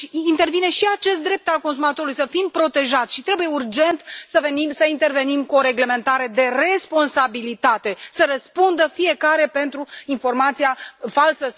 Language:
Romanian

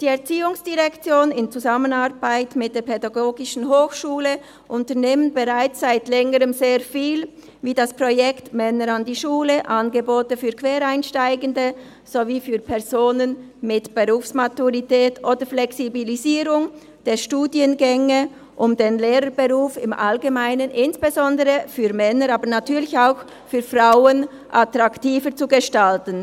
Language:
Swiss German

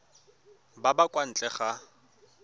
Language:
Tswana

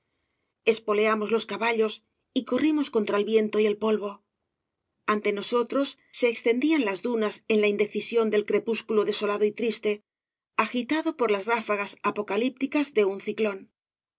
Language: Spanish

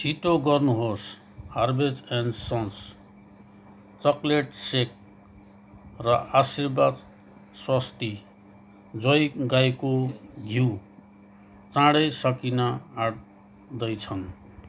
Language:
Nepali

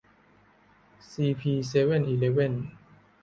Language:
Thai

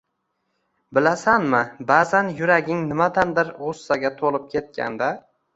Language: Uzbek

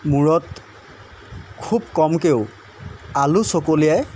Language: Assamese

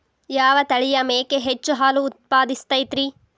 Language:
Kannada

